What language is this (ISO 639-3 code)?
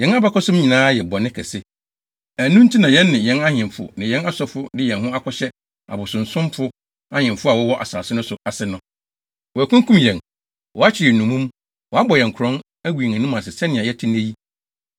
aka